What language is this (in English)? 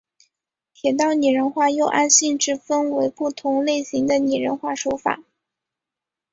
Chinese